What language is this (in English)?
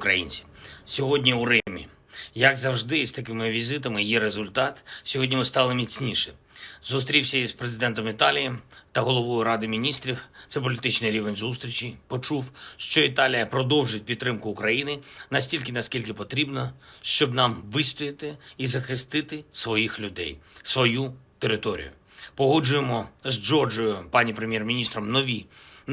Ukrainian